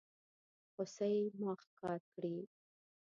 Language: Pashto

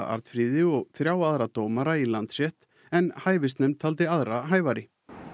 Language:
Icelandic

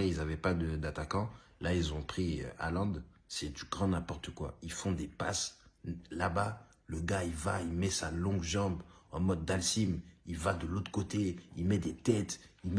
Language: French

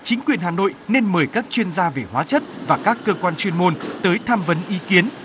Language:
Vietnamese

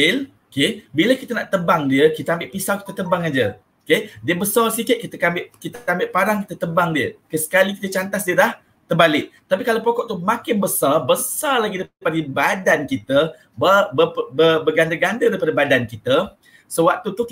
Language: Malay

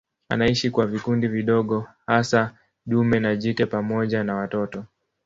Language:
Swahili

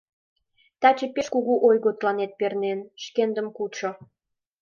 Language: Mari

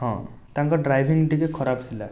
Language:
Odia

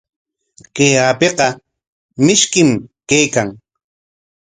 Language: Corongo Ancash Quechua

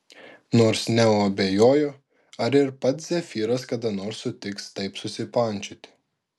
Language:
Lithuanian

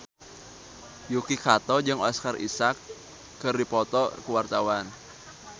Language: Sundanese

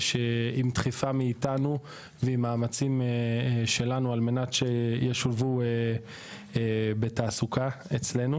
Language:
Hebrew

